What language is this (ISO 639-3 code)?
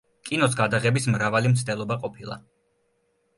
kat